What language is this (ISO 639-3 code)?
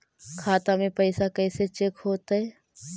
mag